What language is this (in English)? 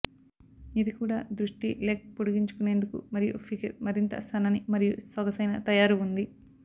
Telugu